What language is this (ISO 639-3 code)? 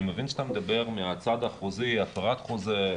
heb